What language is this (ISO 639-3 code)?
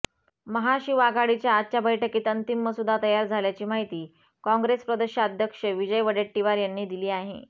mar